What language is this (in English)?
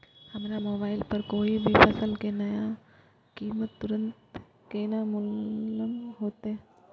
Maithili